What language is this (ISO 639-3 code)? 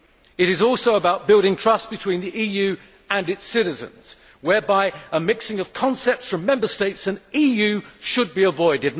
eng